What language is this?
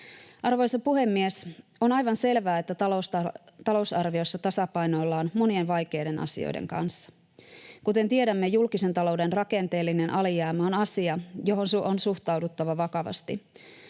Finnish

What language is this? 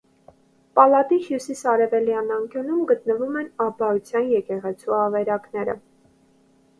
Armenian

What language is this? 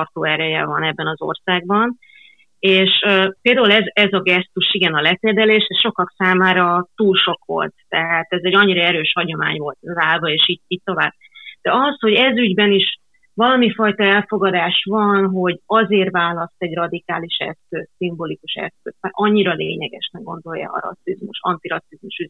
Hungarian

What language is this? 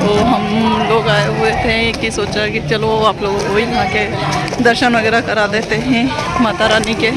Hindi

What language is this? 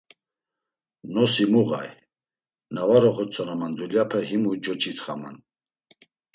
Laz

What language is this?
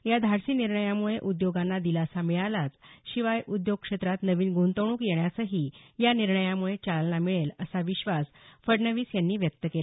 Marathi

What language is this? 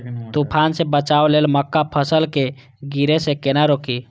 Maithili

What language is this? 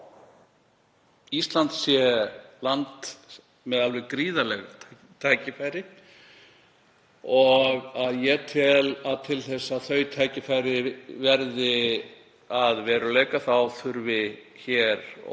Icelandic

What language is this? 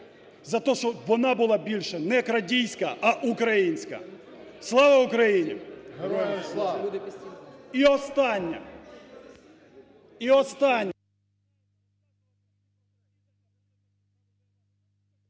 Ukrainian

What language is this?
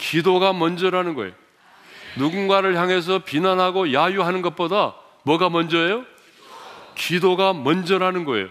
Korean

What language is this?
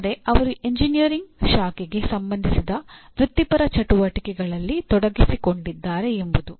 Kannada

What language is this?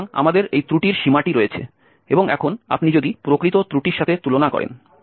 Bangla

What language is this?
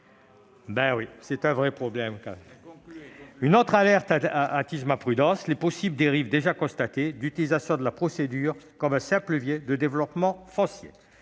French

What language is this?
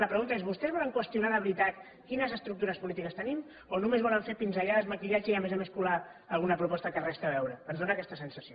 Catalan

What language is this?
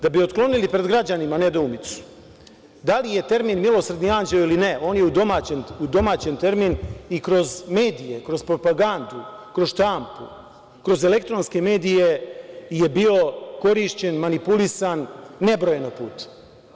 Serbian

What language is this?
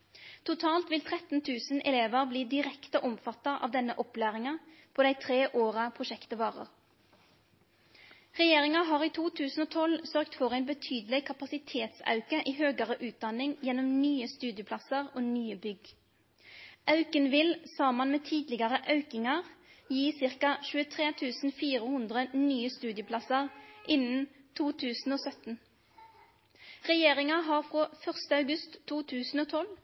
Norwegian Nynorsk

